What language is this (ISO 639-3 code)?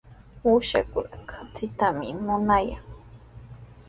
qws